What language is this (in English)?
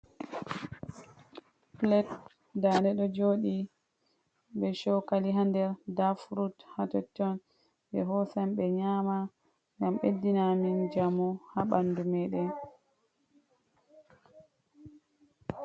Fula